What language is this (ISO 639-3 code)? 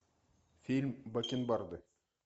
rus